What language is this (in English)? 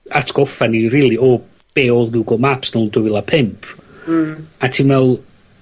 Welsh